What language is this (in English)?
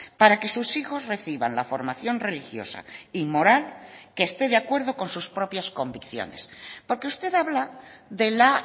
Spanish